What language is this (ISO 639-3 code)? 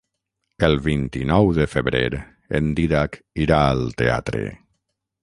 cat